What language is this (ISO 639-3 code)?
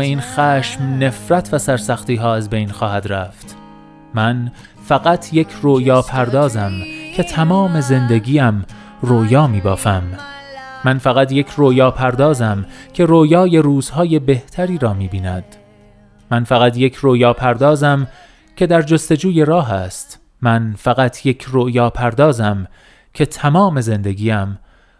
fas